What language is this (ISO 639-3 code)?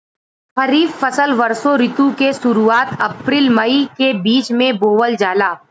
bho